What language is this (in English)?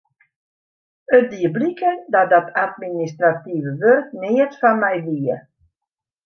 Western Frisian